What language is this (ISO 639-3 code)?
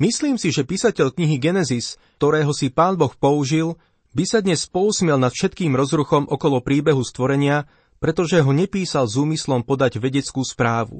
slk